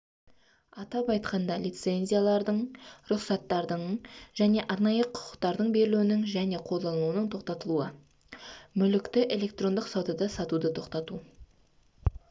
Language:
Kazakh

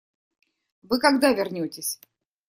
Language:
Russian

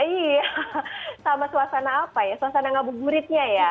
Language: Indonesian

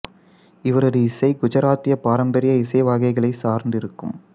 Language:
Tamil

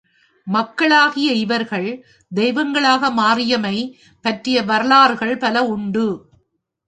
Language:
Tamil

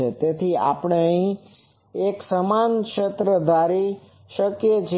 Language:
Gujarati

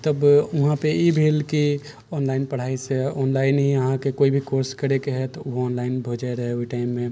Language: Maithili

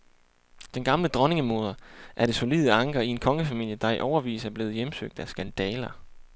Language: Danish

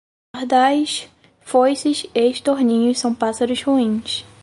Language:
Portuguese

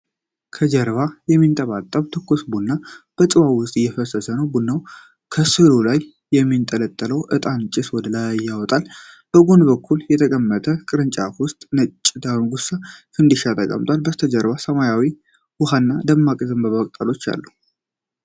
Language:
Amharic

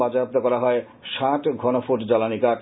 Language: Bangla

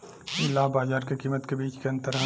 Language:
Bhojpuri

